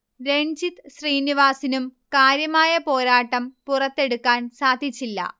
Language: Malayalam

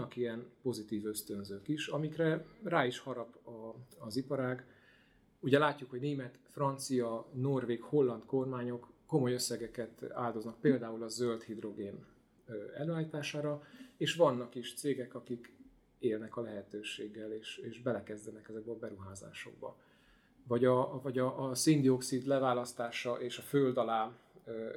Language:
Hungarian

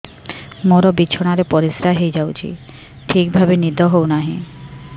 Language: Odia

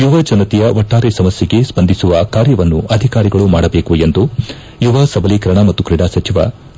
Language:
Kannada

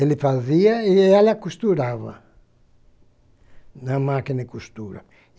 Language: Portuguese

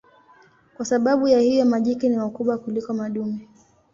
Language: Swahili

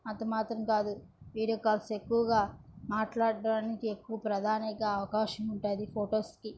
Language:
Telugu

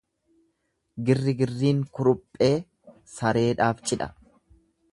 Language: Oromo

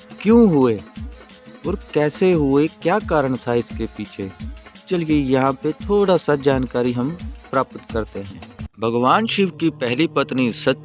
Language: Hindi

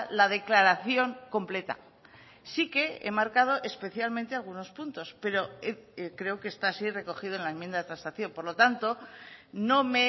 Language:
Spanish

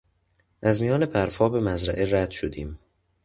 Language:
Persian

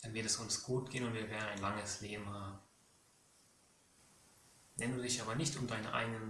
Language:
German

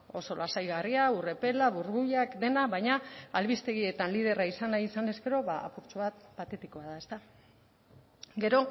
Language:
Basque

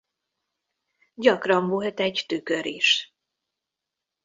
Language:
Hungarian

